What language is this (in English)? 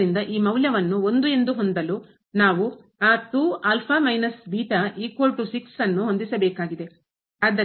Kannada